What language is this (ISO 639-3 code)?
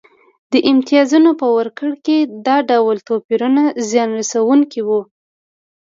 pus